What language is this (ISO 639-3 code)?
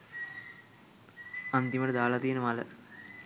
sin